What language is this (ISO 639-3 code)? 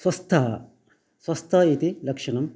san